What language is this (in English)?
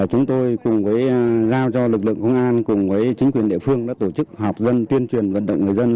Vietnamese